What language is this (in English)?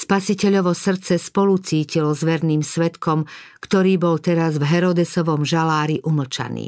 Slovak